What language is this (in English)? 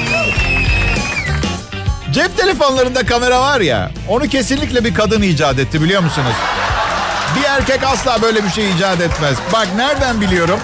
Turkish